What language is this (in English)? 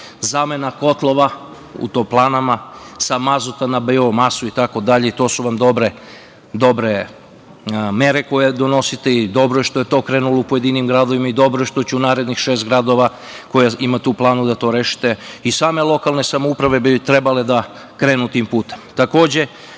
Serbian